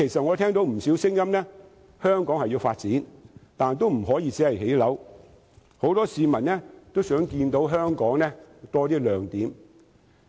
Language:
Cantonese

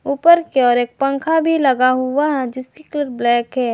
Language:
Hindi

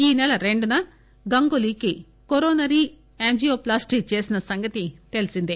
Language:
Telugu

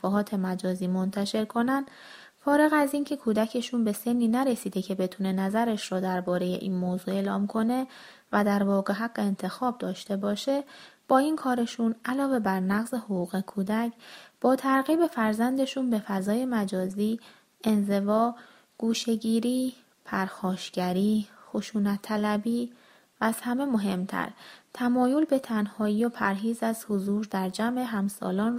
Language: Persian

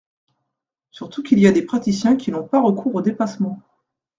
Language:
French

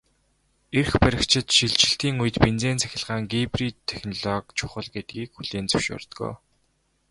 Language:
Mongolian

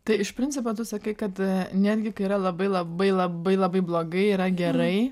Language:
Lithuanian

